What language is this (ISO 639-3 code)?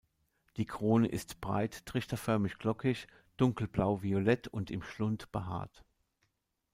deu